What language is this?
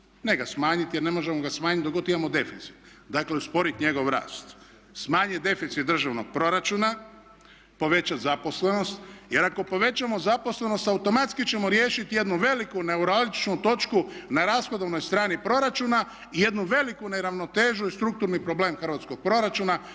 Croatian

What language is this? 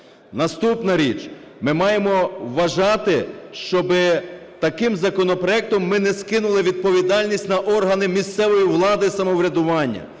Ukrainian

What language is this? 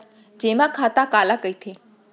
Chhattisgarhi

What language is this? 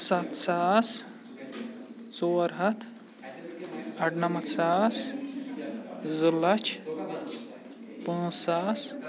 Kashmiri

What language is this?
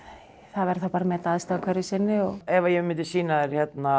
Icelandic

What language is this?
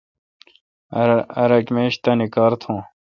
Kalkoti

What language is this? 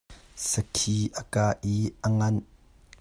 Hakha Chin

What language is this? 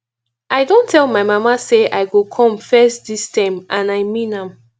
Nigerian Pidgin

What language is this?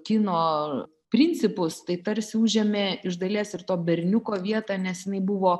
Lithuanian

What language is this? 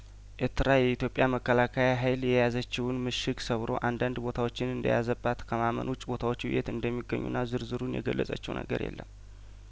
Amharic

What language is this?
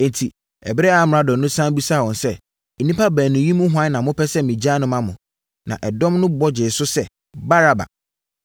Akan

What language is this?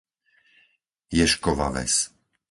Slovak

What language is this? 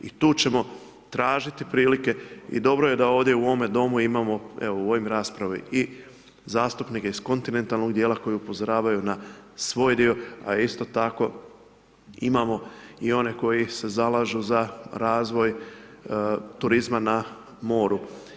Croatian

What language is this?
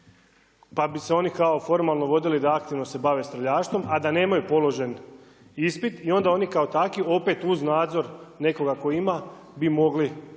Croatian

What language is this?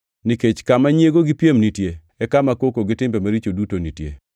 Luo (Kenya and Tanzania)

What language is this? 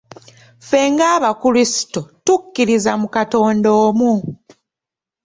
Ganda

